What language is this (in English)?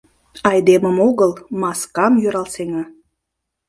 Mari